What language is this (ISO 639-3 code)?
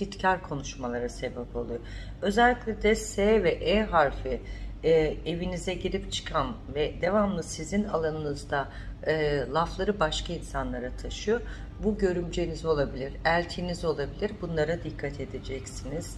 tur